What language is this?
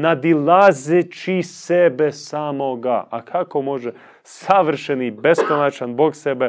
Croatian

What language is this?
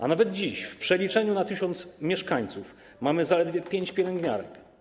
Polish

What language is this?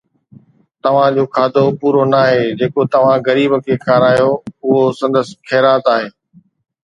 Sindhi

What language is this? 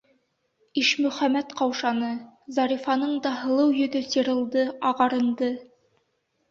Bashkir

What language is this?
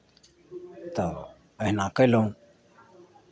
Maithili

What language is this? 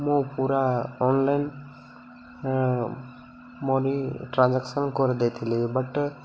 Odia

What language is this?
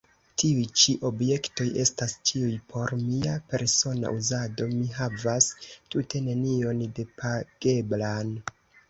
Esperanto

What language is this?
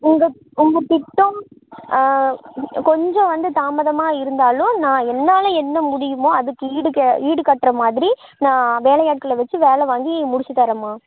Tamil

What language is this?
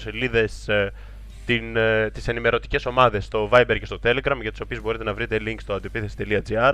Greek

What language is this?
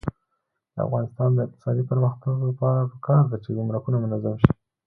Pashto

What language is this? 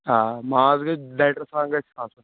Kashmiri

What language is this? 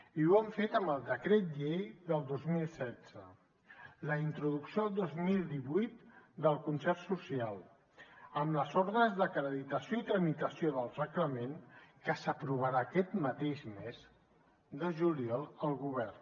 Catalan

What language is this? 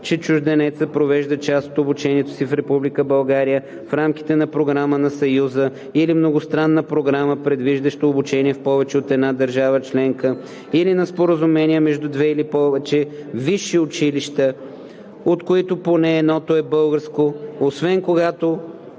Bulgarian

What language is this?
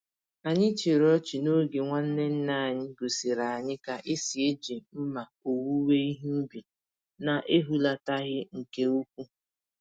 Igbo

